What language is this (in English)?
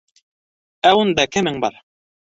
Bashkir